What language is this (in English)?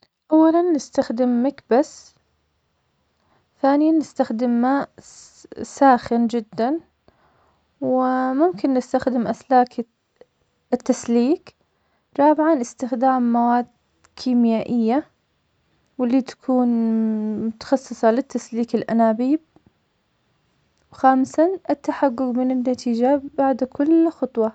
Omani Arabic